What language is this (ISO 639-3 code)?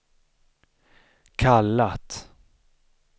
swe